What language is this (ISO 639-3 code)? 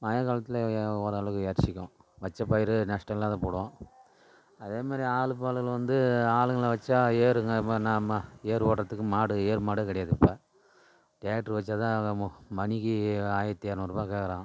tam